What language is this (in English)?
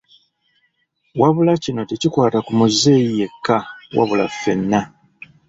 Ganda